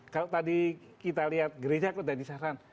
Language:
Indonesian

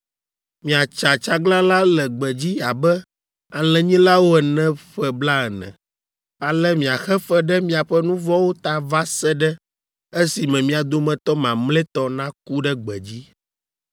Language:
Ewe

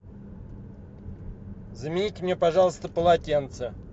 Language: Russian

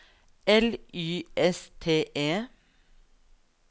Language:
Norwegian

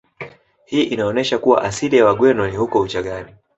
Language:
Swahili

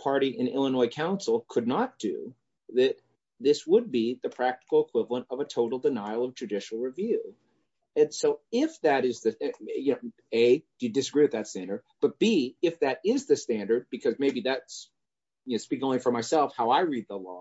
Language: English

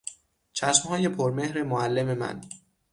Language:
Persian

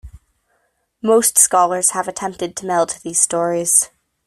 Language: English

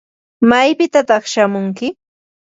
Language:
Ambo-Pasco Quechua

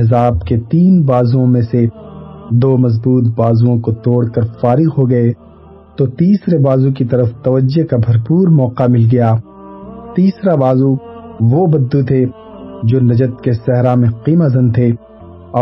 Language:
Urdu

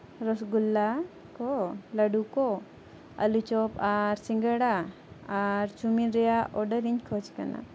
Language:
Santali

